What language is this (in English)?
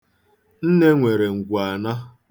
Igbo